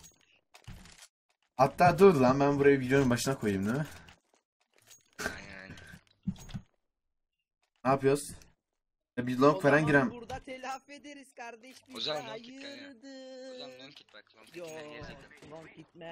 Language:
Turkish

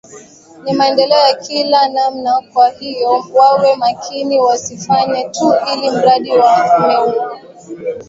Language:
Swahili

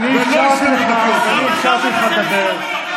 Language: Hebrew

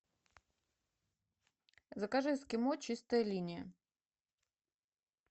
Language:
Russian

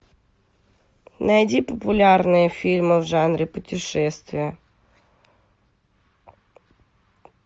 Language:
Russian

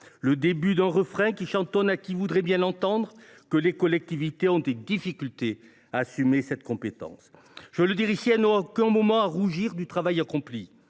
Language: French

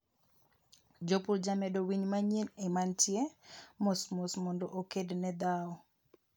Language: Luo (Kenya and Tanzania)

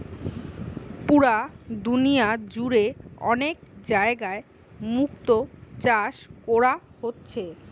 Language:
Bangla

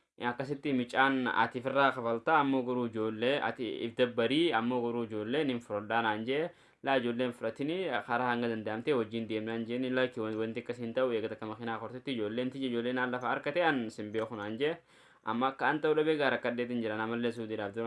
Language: Oromo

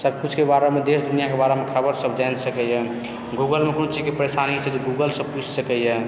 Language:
Maithili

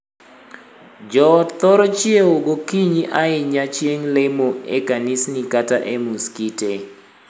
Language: Luo (Kenya and Tanzania)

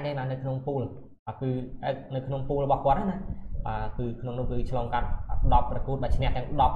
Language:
Vietnamese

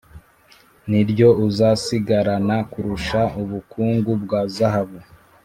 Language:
Kinyarwanda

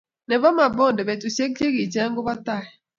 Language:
Kalenjin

